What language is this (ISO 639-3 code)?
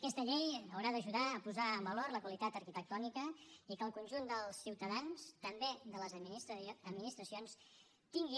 cat